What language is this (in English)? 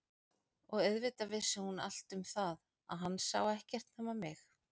Icelandic